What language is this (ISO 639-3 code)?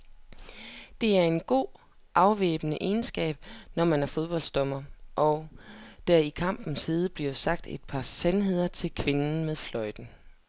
dan